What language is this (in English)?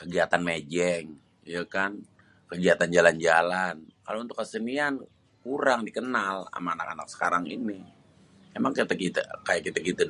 Betawi